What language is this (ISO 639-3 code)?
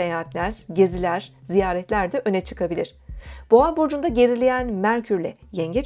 tur